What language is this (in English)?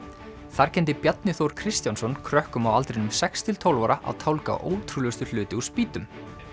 Icelandic